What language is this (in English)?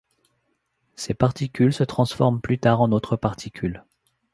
French